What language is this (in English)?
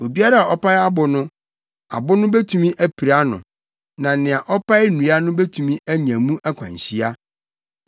Akan